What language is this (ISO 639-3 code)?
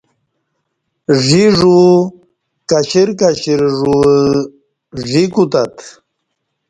bsh